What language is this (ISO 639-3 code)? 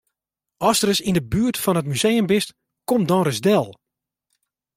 fry